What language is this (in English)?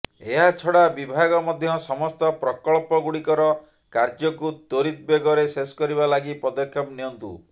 Odia